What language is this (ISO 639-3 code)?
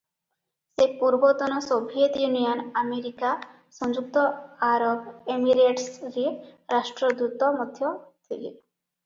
ori